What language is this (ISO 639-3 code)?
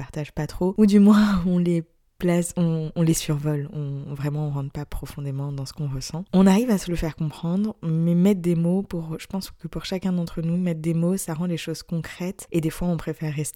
fra